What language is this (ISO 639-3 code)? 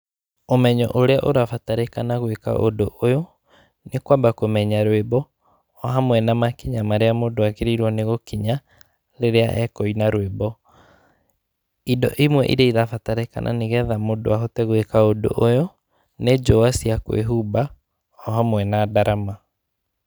kik